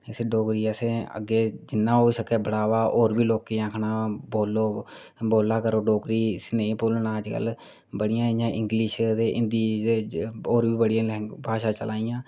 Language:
Dogri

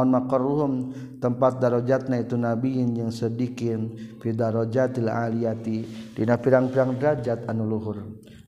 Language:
Malay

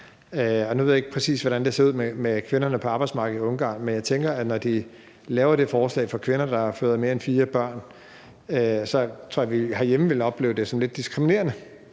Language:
Danish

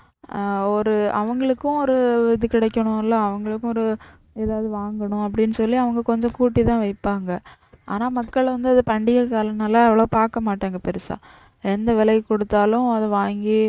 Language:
Tamil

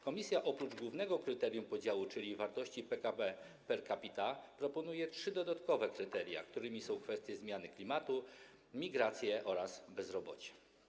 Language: Polish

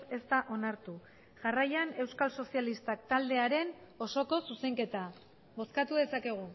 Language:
Basque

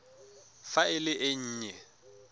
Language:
Tswana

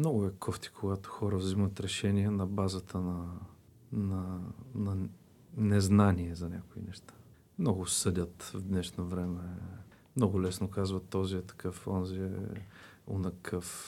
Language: Bulgarian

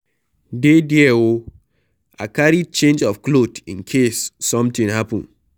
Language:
Nigerian Pidgin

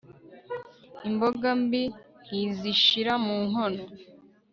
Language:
Kinyarwanda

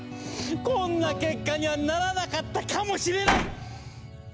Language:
Japanese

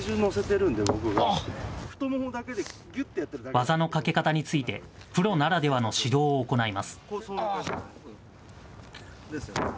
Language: Japanese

